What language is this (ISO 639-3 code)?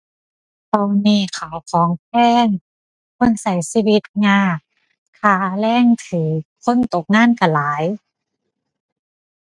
tha